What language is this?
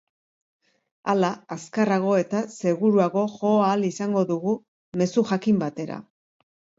Basque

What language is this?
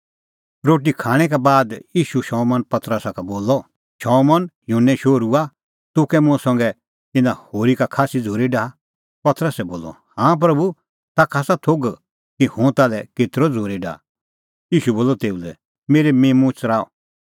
Kullu Pahari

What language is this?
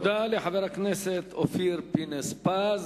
Hebrew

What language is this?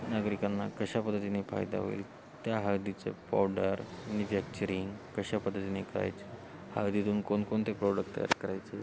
Marathi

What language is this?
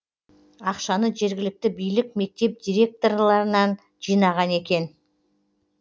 Kazakh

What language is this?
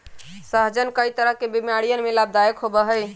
Magahi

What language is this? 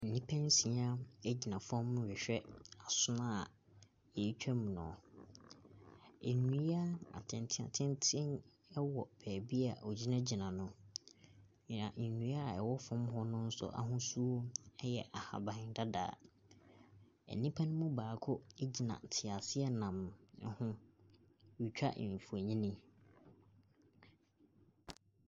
Akan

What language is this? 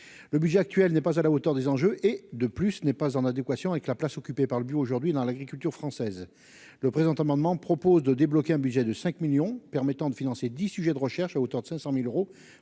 French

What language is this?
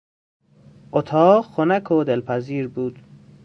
Persian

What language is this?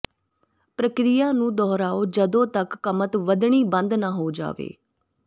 Punjabi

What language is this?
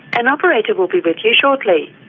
English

